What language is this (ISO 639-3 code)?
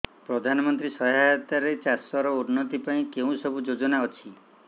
ori